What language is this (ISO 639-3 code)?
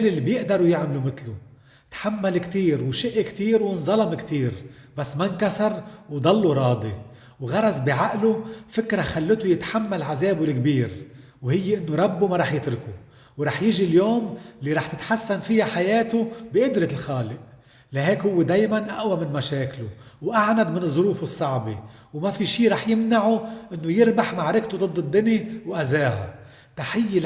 ara